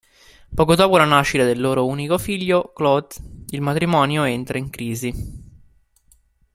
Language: Italian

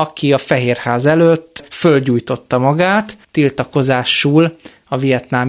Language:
Hungarian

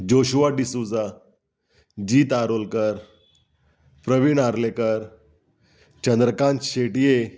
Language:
Konkani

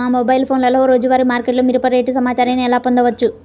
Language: Telugu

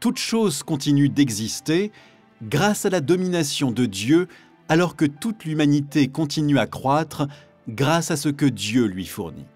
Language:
French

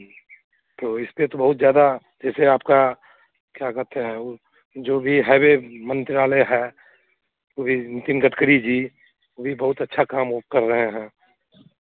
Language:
Hindi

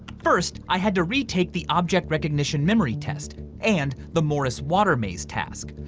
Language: English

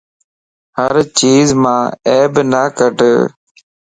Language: Lasi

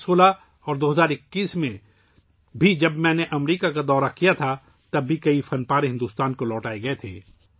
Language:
Urdu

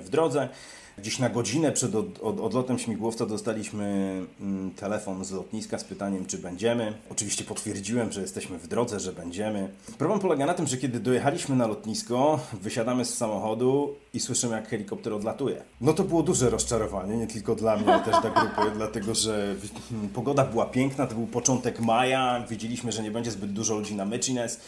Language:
Polish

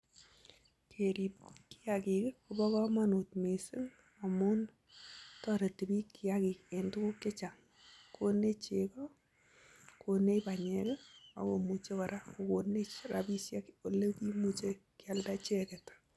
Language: Kalenjin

